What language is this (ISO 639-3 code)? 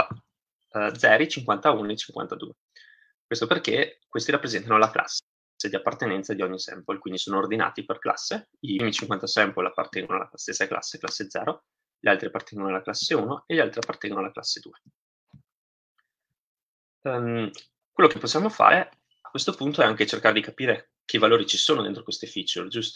ita